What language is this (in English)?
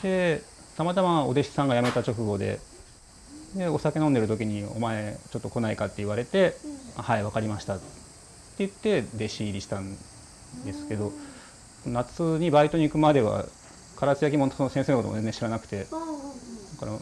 Japanese